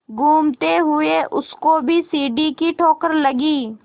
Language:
Hindi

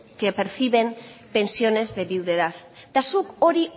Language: Spanish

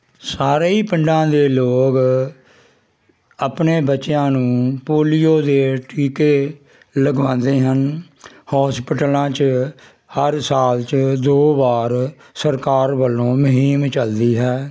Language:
Punjabi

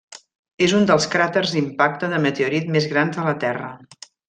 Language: Catalan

